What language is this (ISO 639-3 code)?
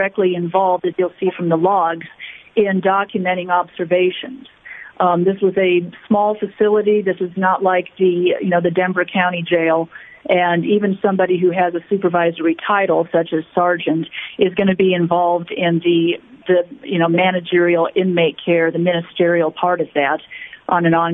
eng